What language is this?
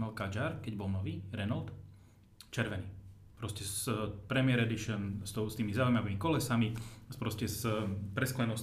Slovak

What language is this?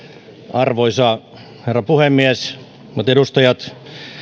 Finnish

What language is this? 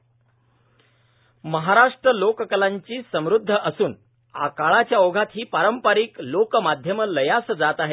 Marathi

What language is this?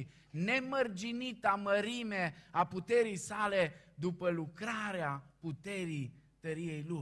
Romanian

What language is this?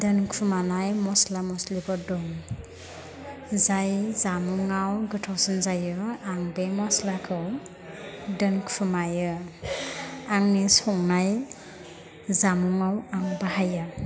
Bodo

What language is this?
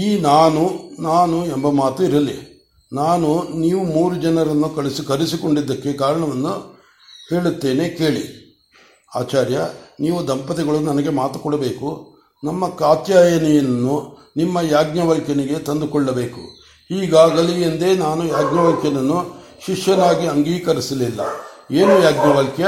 Kannada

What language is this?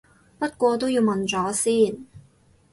Cantonese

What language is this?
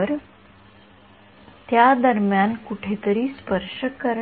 Marathi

